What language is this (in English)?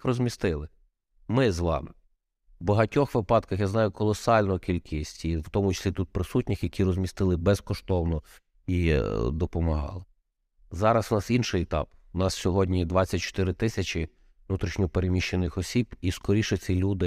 Ukrainian